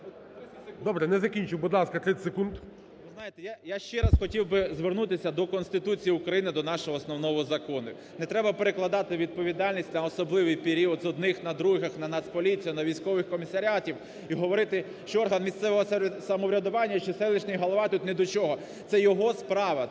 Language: Ukrainian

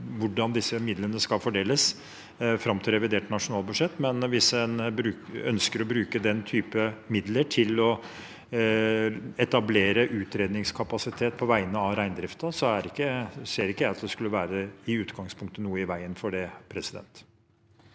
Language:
Norwegian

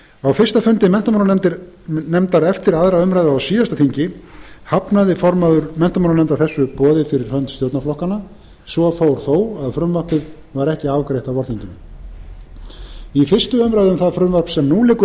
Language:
Icelandic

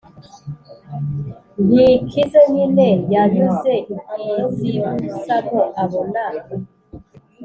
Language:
Kinyarwanda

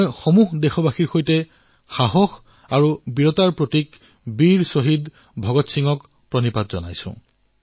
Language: Assamese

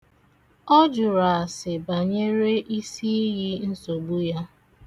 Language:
Igbo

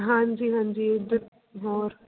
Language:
Punjabi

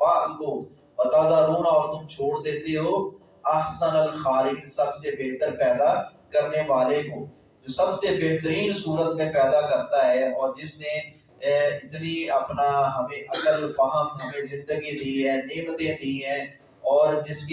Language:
Urdu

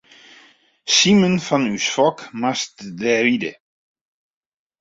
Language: Western Frisian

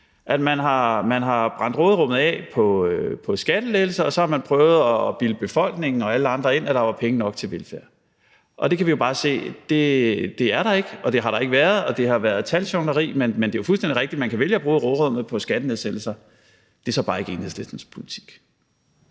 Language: Danish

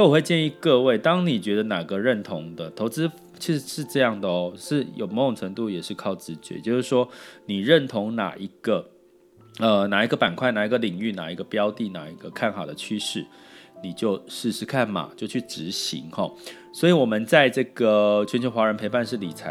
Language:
Chinese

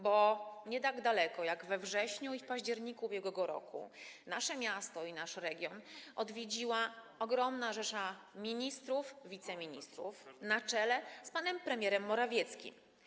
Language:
Polish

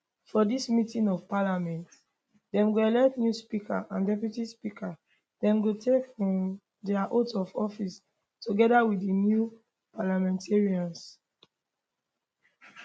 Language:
Nigerian Pidgin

